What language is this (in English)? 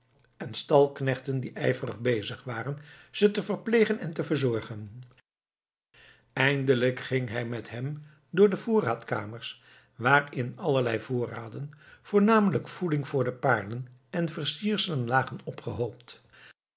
Dutch